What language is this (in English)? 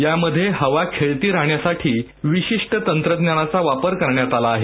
Marathi